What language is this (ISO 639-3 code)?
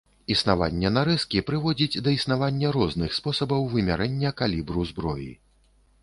bel